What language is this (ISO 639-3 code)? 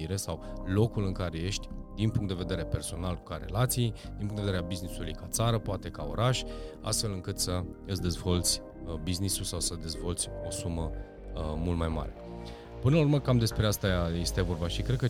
ron